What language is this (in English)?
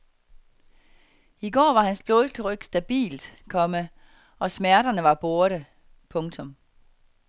Danish